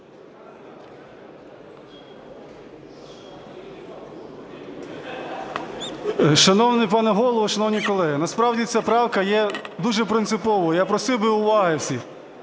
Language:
Ukrainian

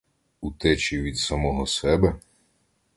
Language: Ukrainian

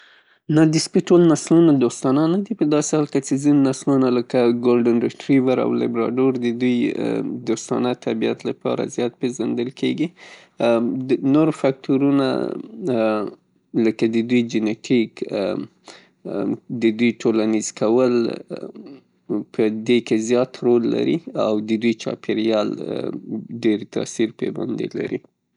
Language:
Pashto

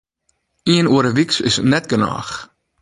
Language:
Western Frisian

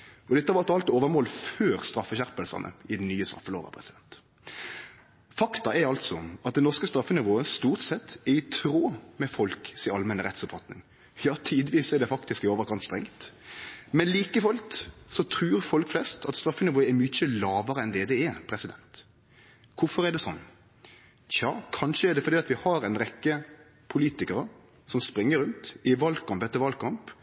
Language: Norwegian Nynorsk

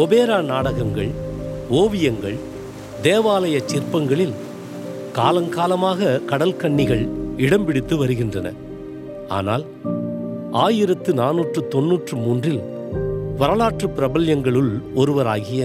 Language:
Tamil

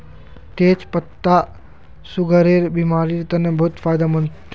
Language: Magahi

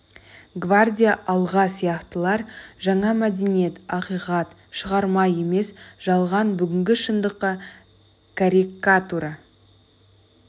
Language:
Kazakh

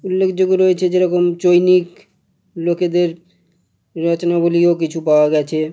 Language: Bangla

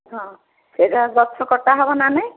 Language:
Odia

